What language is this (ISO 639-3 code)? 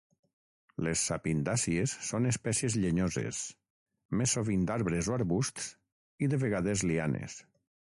cat